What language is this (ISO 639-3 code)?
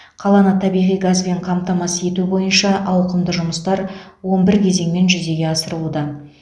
kaz